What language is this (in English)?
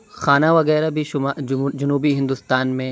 Urdu